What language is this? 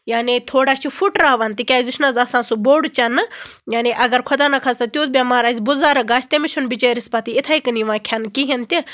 Kashmiri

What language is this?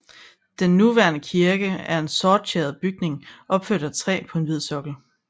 Danish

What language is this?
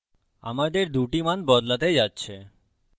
Bangla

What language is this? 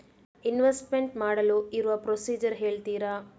Kannada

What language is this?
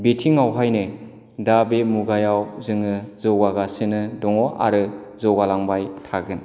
Bodo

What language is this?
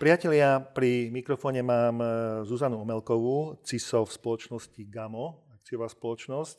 Slovak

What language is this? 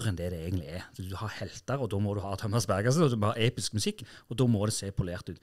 Norwegian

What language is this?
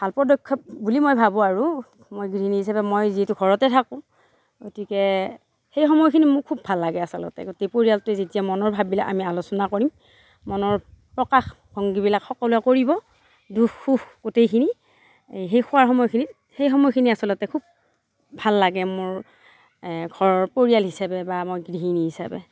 Assamese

